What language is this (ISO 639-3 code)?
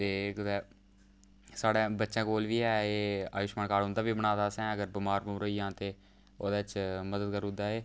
doi